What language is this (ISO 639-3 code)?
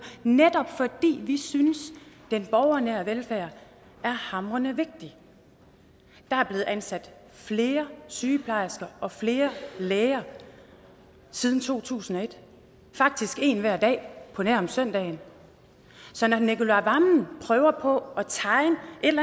dan